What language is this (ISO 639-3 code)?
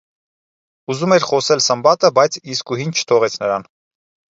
hye